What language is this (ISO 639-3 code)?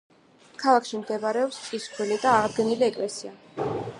kat